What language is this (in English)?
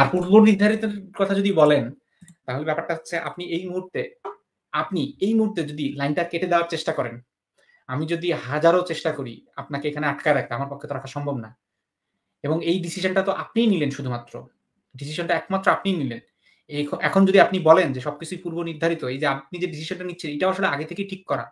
Bangla